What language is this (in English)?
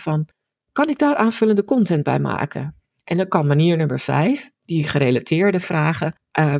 Dutch